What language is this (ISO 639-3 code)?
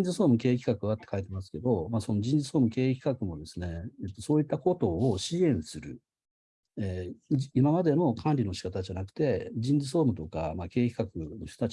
jpn